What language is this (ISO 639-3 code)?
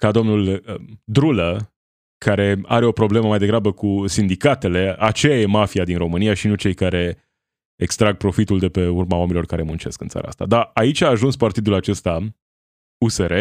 ron